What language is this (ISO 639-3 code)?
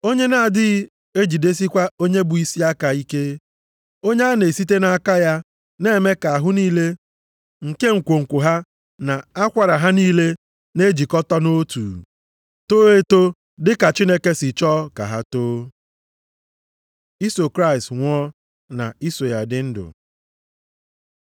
ibo